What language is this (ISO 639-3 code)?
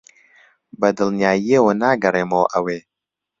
ckb